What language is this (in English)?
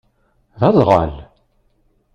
Kabyle